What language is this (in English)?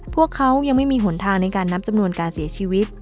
Thai